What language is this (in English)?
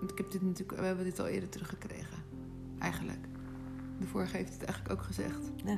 Dutch